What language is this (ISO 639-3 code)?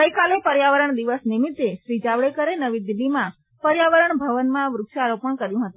guj